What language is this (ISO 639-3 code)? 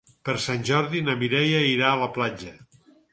cat